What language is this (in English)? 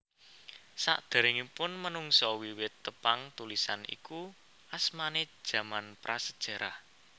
Javanese